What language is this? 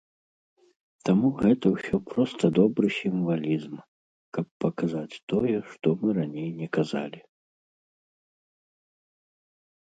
Belarusian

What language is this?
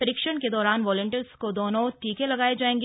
Hindi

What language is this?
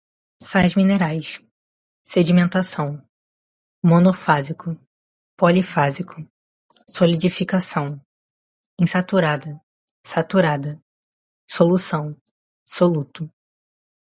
Portuguese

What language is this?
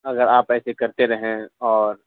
Urdu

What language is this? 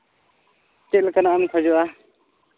Santali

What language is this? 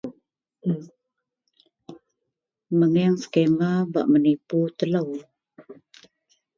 Central Melanau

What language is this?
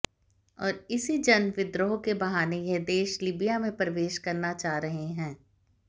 Hindi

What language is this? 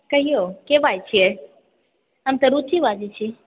Maithili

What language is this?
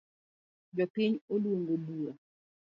Luo (Kenya and Tanzania)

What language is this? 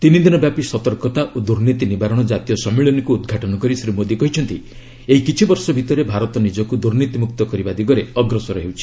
Odia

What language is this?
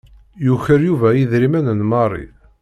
Kabyle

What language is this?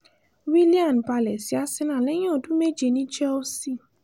Yoruba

